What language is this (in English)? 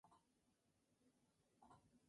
Spanish